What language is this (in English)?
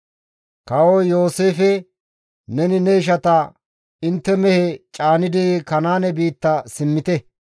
Gamo